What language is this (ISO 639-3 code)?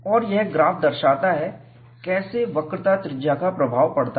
hin